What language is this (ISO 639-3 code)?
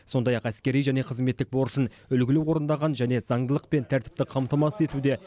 kaz